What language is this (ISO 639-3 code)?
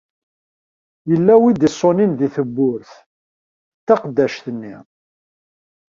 kab